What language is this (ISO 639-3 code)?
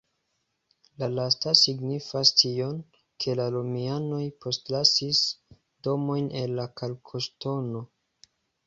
epo